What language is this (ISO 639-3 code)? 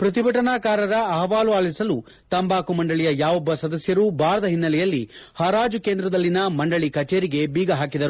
kan